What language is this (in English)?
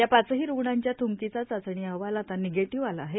Marathi